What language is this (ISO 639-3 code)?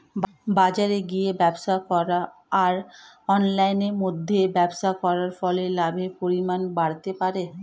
ben